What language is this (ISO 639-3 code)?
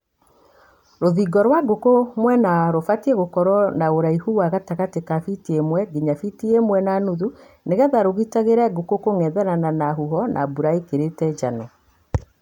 kik